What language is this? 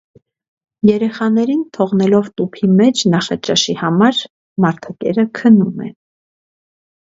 Armenian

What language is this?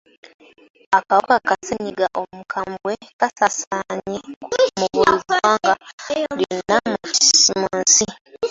Ganda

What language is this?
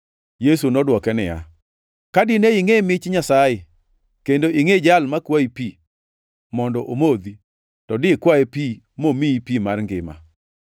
Luo (Kenya and Tanzania)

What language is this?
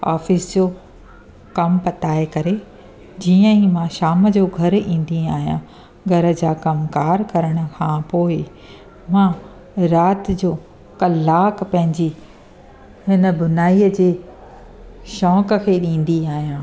Sindhi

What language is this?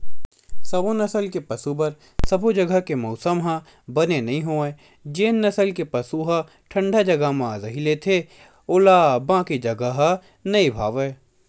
Chhattisgarhi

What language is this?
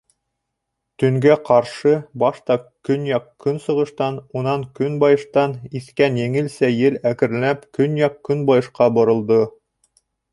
Bashkir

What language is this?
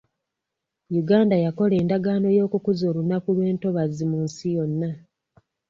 Ganda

